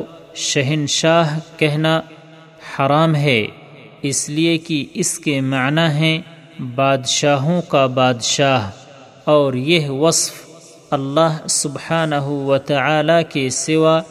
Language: Urdu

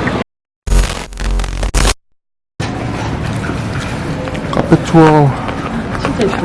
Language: Korean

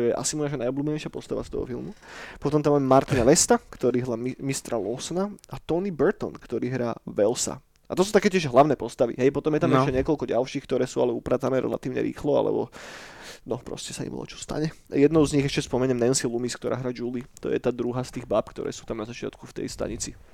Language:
Slovak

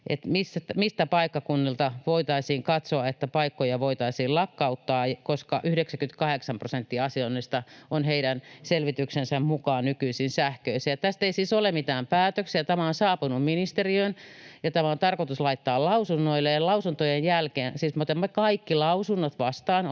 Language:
Finnish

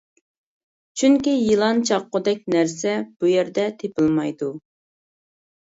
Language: Uyghur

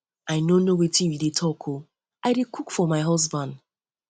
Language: Nigerian Pidgin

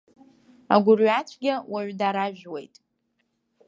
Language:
Abkhazian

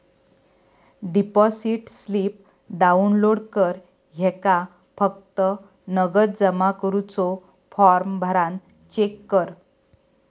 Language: Marathi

